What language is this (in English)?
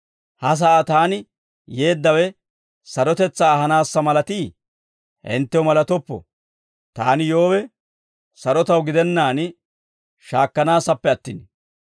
Dawro